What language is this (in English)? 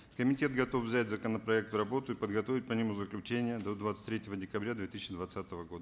Kazakh